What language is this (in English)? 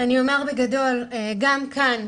Hebrew